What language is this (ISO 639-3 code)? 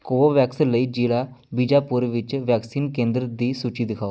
pan